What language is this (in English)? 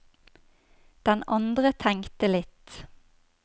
Norwegian